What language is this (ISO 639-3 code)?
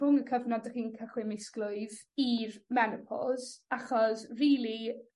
cym